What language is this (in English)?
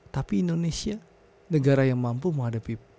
Indonesian